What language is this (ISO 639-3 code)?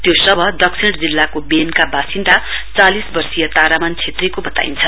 nep